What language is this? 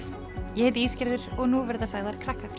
Icelandic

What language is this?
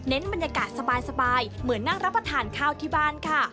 Thai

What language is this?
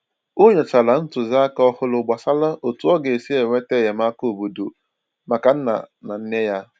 Igbo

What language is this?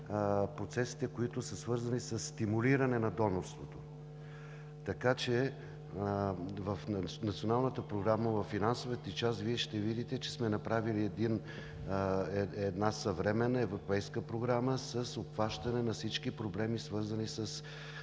Bulgarian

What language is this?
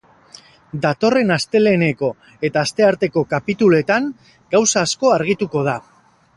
Basque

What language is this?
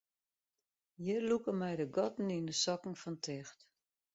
Western Frisian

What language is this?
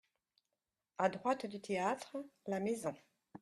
French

